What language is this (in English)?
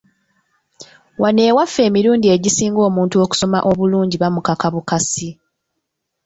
Ganda